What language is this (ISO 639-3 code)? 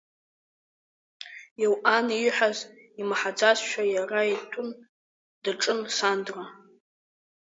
abk